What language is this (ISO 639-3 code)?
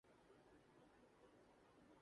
urd